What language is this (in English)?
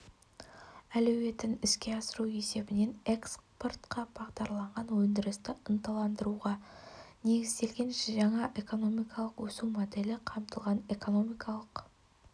Kazakh